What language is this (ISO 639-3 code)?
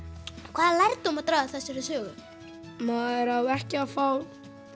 isl